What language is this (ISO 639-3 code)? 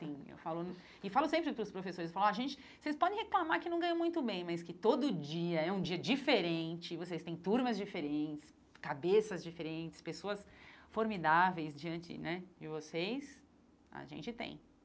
por